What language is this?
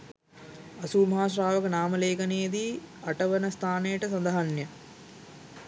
Sinhala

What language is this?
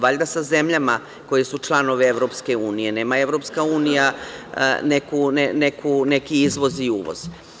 Serbian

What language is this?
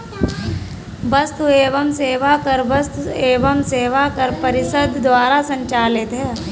Hindi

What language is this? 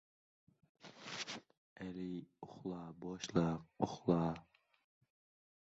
Uzbek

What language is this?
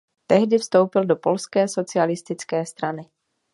Czech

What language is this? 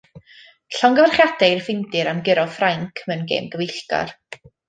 Welsh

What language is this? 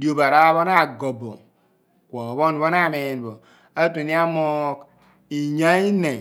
Abua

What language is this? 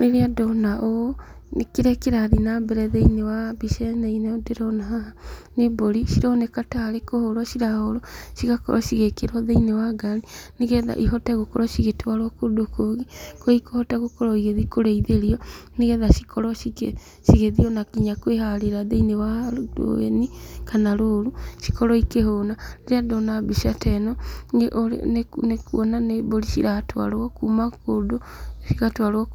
Kikuyu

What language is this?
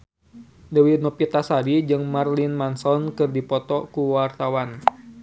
Sundanese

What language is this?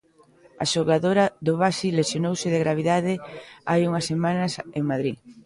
Galician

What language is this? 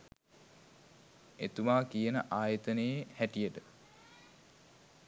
Sinhala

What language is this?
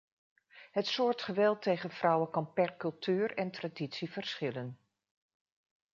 Dutch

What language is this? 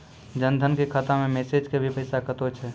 Maithili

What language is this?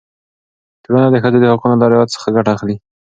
Pashto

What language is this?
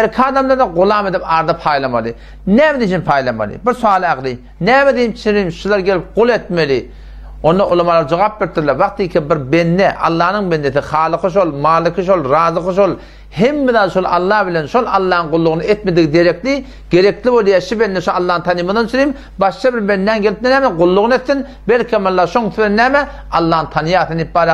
Dutch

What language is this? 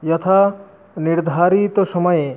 Sanskrit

